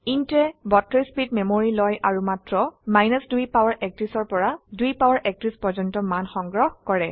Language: Assamese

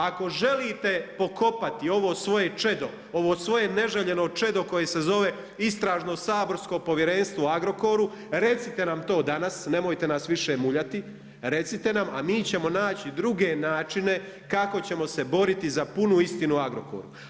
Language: Croatian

